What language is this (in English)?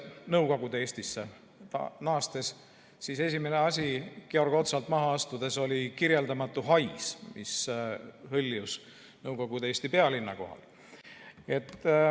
Estonian